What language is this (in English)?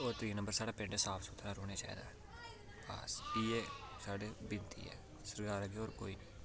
Dogri